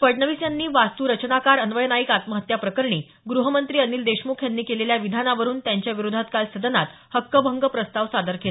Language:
Marathi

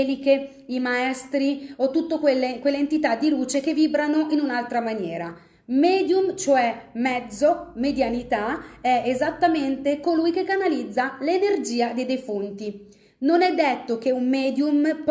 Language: Italian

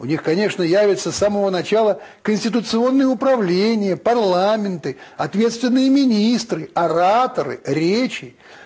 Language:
Russian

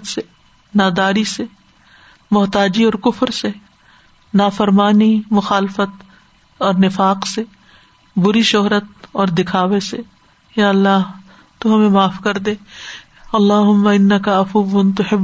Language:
Urdu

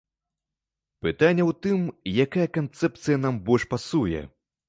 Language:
Belarusian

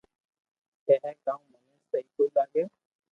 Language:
Loarki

